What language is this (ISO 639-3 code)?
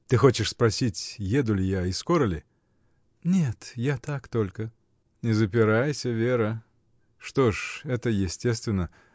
rus